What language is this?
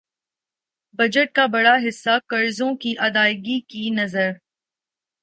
Urdu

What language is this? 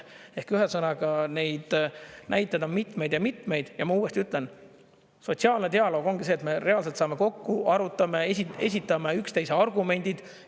Estonian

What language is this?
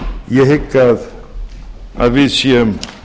Icelandic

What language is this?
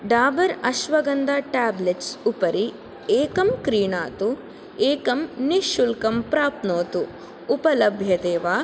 Sanskrit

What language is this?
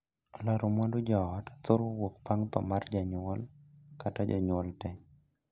Luo (Kenya and Tanzania)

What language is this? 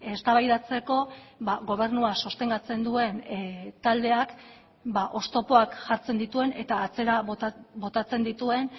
Basque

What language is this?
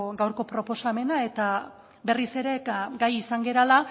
Basque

